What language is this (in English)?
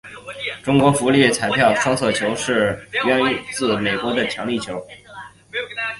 Chinese